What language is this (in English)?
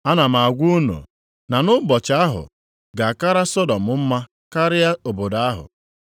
Igbo